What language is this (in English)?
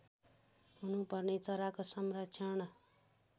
Nepali